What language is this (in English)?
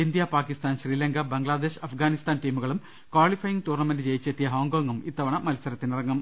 Malayalam